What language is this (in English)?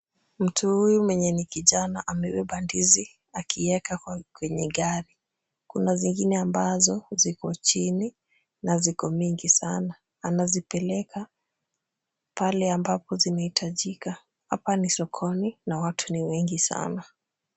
Swahili